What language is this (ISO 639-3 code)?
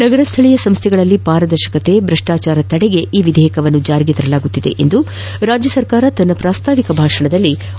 kan